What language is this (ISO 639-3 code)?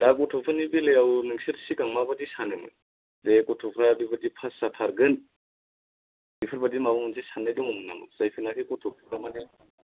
brx